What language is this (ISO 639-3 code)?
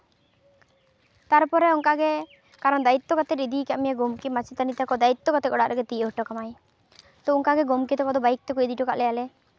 sat